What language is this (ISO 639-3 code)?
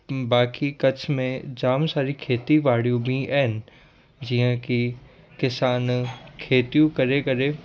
snd